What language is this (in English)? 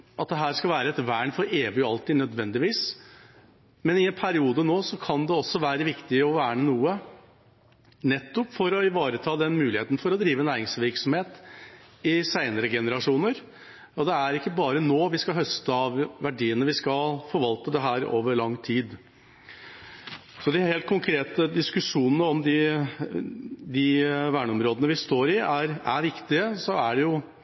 Norwegian